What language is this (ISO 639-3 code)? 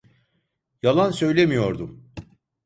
tur